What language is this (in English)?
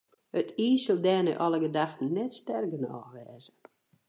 Western Frisian